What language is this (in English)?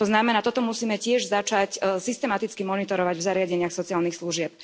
Slovak